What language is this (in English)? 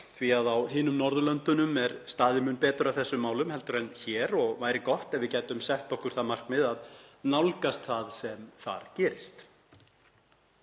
Icelandic